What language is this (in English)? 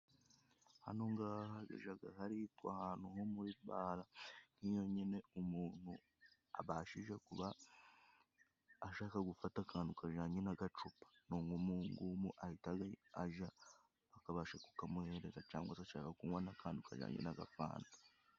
Kinyarwanda